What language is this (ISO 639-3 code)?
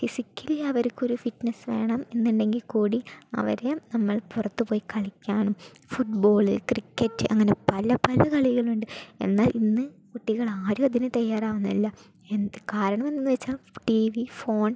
mal